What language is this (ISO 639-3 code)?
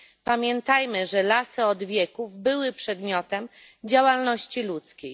pol